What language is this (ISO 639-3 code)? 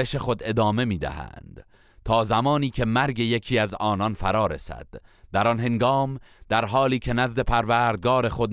fas